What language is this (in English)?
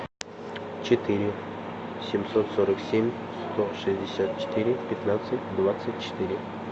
Russian